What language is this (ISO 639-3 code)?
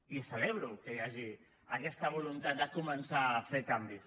cat